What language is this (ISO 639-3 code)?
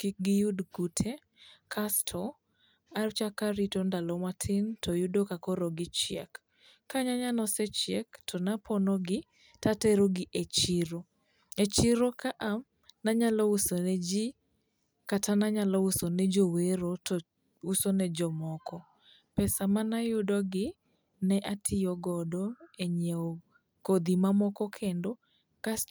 luo